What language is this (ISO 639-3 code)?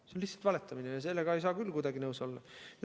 est